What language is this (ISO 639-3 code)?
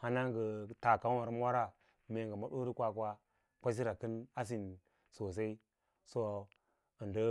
lla